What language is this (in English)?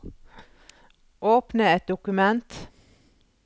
Norwegian